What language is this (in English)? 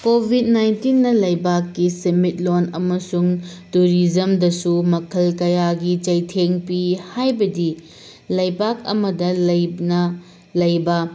Manipuri